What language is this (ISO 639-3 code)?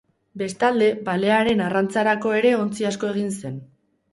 eus